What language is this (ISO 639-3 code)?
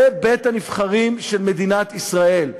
heb